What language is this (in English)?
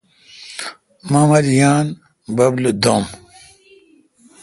Kalkoti